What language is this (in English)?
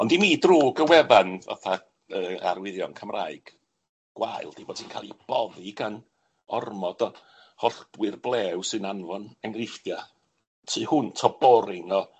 Welsh